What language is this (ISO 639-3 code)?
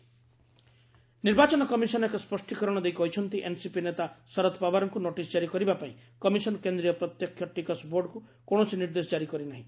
ori